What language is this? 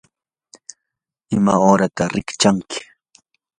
Yanahuanca Pasco Quechua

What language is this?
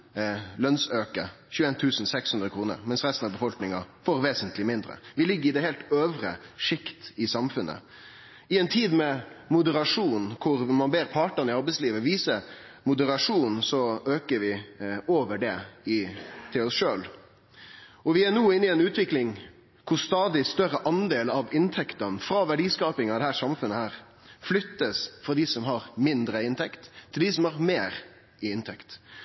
Norwegian Nynorsk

